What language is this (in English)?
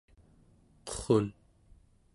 Central Yupik